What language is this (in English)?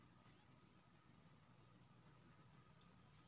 Maithili